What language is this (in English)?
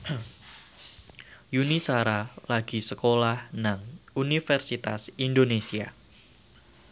Javanese